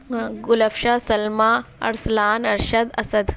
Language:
Urdu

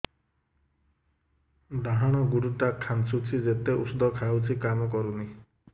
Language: Odia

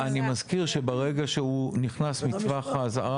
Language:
Hebrew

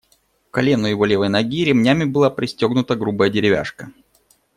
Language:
Russian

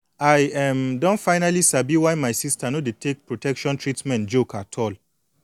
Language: Nigerian Pidgin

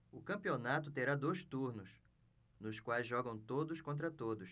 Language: Portuguese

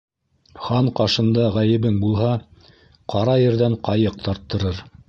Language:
Bashkir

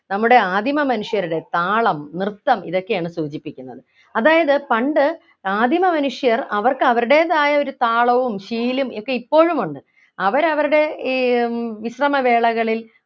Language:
Malayalam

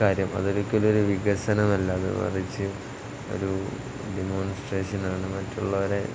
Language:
Malayalam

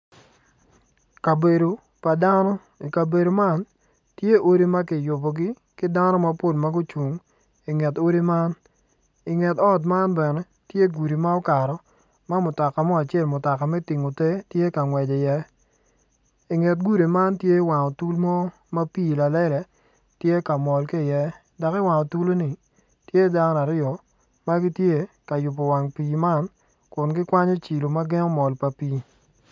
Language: Acoli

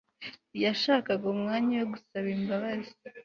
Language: Kinyarwanda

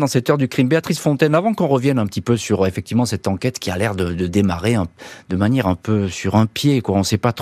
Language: French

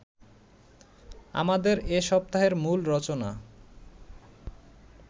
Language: Bangla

